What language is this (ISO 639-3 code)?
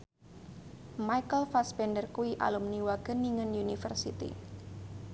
jav